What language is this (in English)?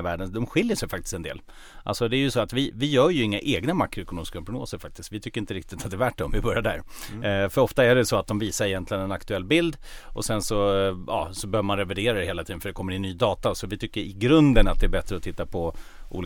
Swedish